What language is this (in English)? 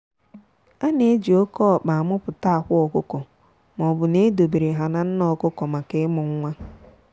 Igbo